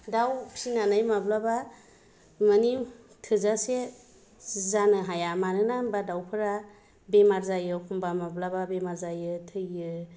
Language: Bodo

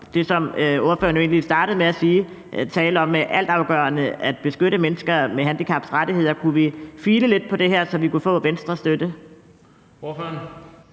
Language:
Danish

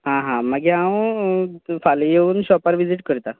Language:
Konkani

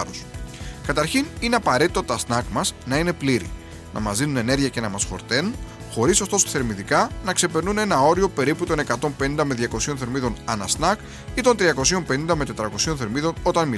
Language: Greek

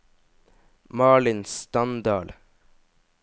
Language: Norwegian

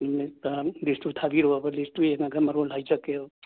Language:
Manipuri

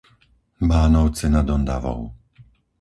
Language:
Slovak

